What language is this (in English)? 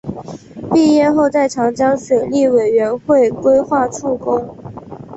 Chinese